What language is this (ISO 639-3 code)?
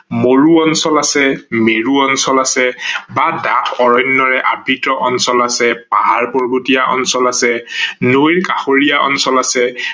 asm